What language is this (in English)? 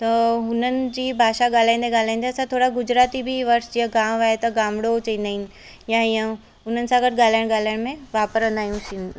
Sindhi